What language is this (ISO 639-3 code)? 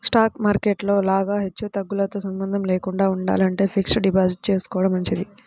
tel